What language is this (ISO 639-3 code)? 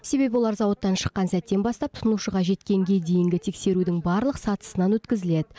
kaz